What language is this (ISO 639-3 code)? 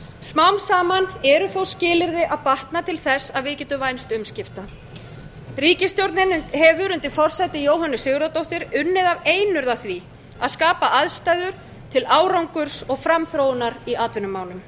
isl